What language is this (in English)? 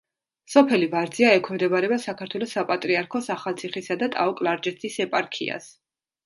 Georgian